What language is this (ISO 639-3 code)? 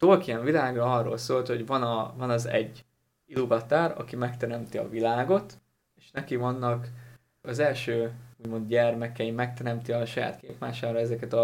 hun